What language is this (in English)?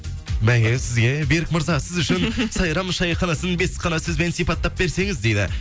Kazakh